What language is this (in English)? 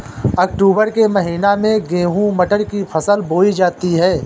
Hindi